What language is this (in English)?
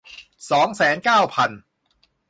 Thai